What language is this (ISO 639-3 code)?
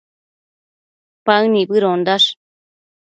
mcf